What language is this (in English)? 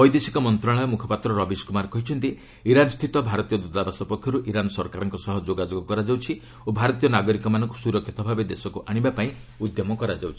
Odia